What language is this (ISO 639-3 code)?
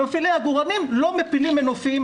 heb